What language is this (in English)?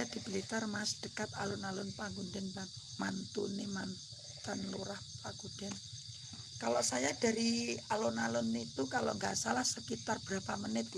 Indonesian